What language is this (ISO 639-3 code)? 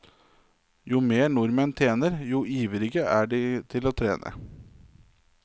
nor